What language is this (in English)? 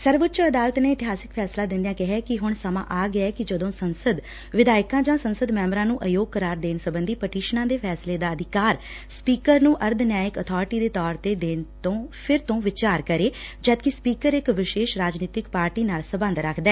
Punjabi